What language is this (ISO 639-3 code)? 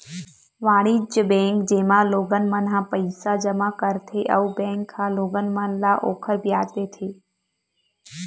hne